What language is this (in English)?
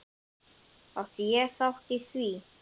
Icelandic